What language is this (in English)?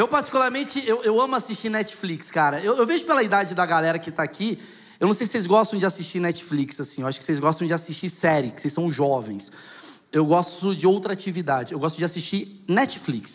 Portuguese